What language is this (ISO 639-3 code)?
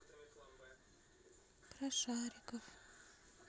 rus